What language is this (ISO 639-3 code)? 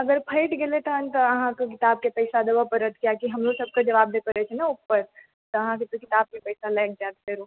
mai